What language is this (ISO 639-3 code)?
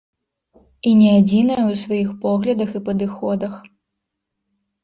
bel